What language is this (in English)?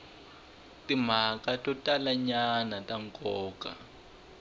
Tsonga